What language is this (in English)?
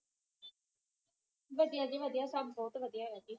Punjabi